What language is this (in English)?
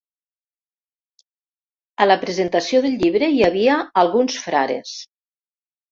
Catalan